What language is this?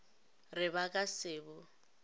Northern Sotho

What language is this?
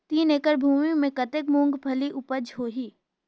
Chhattisgarhi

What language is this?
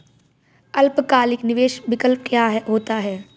Hindi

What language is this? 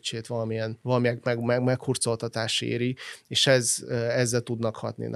Hungarian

